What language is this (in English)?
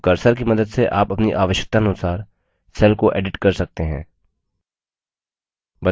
Hindi